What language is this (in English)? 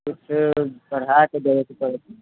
Maithili